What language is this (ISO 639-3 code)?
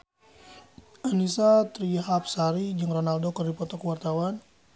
sun